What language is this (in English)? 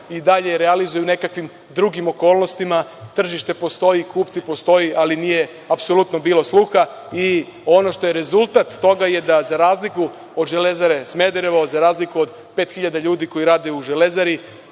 Serbian